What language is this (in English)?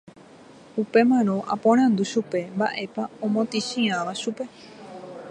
Guarani